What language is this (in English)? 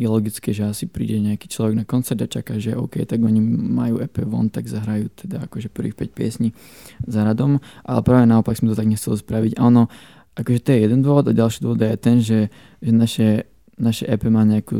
Slovak